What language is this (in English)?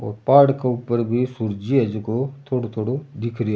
Rajasthani